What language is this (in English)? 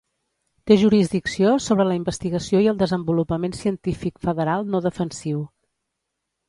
Catalan